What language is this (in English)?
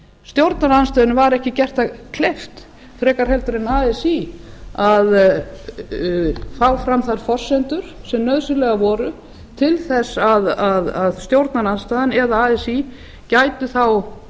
Icelandic